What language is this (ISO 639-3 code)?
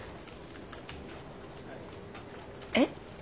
jpn